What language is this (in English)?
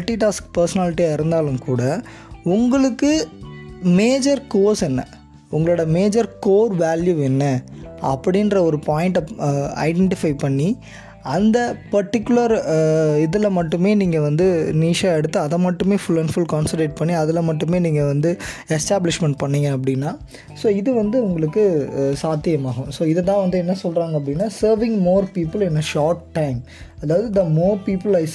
Tamil